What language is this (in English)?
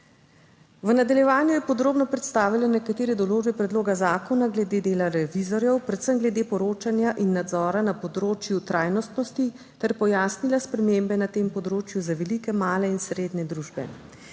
Slovenian